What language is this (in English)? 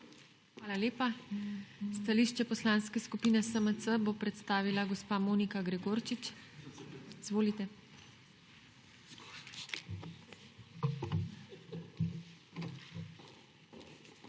Slovenian